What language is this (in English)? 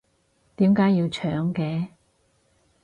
Cantonese